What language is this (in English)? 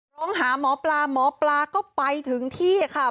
Thai